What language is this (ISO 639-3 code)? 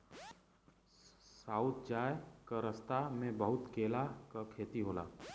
bho